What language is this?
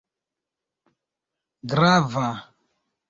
Esperanto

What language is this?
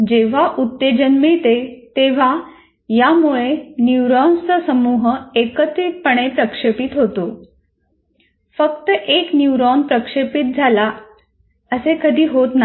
Marathi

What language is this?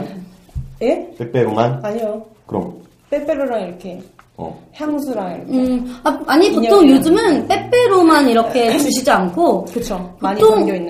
Korean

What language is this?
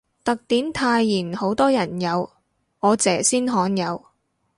Cantonese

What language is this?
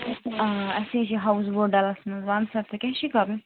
Kashmiri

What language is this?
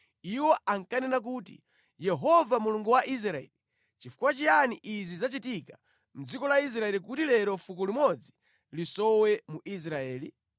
Nyanja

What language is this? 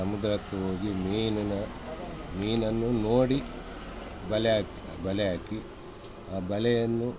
Kannada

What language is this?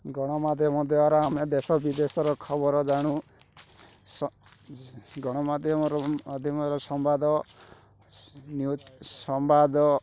Odia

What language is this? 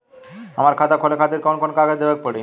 Bhojpuri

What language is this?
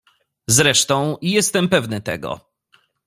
Polish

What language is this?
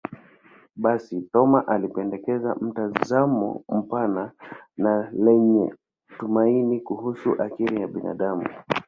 Swahili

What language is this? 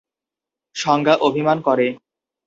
Bangla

